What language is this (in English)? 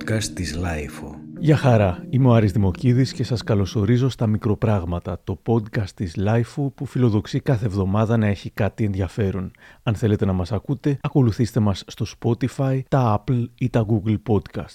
Greek